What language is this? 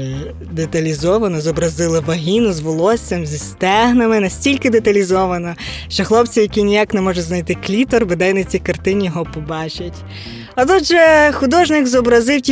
Ukrainian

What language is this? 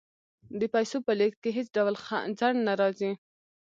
Pashto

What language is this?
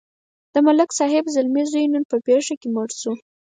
Pashto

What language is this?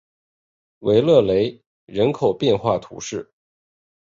Chinese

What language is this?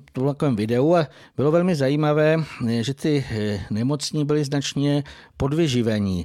Czech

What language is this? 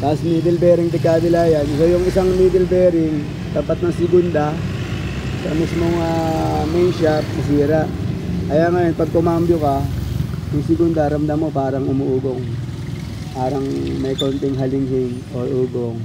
Filipino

